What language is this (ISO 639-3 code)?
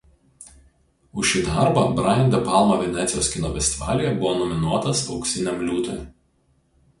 lit